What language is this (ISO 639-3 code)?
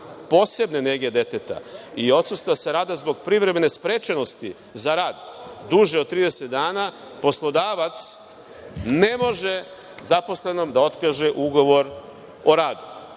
srp